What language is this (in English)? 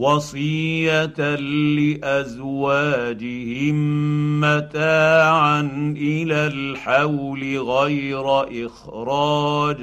Arabic